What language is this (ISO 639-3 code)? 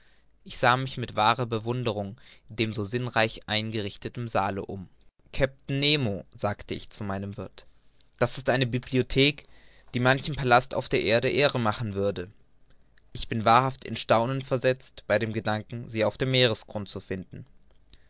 deu